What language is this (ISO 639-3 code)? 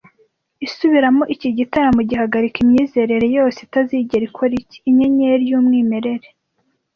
kin